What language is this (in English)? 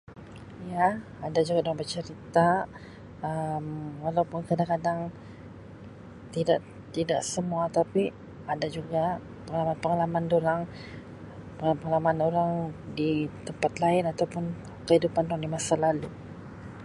Sabah Malay